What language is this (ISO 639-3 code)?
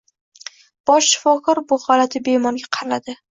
uzb